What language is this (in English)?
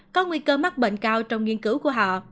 Vietnamese